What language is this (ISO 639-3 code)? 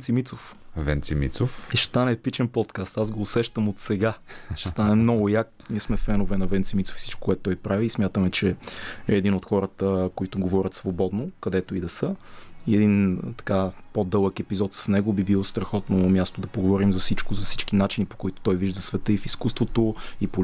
bul